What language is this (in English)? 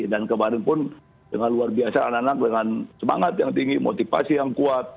Indonesian